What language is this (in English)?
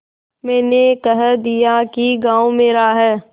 Hindi